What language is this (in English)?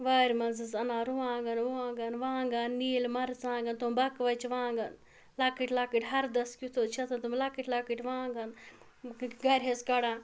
Kashmiri